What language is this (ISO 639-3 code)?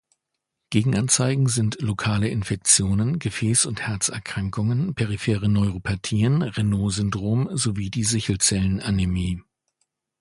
deu